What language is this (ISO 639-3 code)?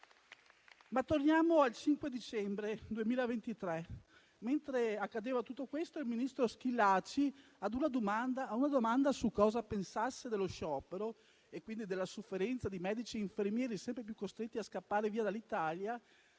ita